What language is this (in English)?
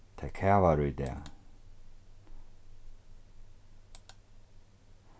Faroese